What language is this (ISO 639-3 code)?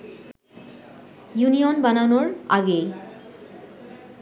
ben